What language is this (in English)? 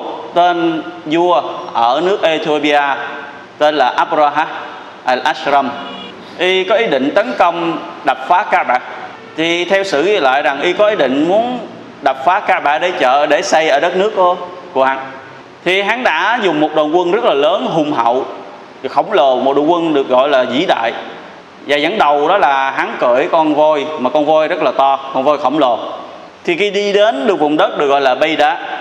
Vietnamese